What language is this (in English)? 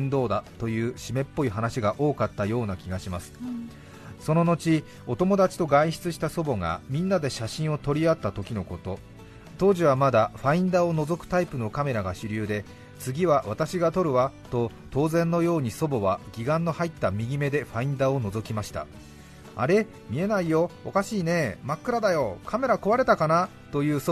Japanese